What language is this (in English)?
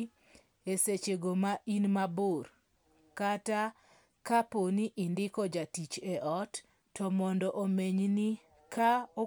Luo (Kenya and Tanzania)